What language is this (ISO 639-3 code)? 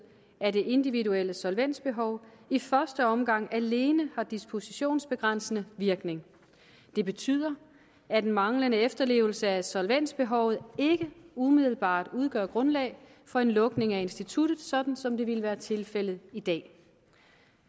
dan